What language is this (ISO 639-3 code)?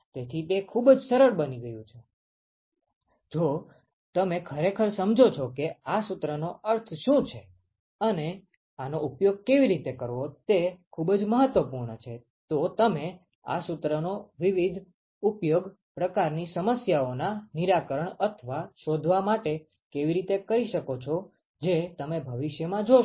guj